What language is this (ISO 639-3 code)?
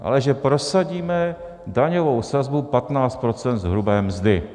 ces